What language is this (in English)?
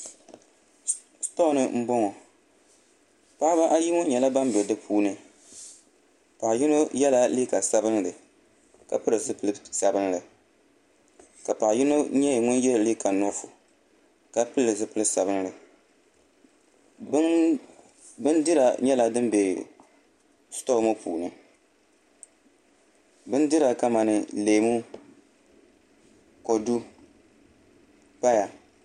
Dagbani